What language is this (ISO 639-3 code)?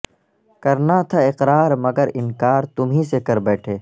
urd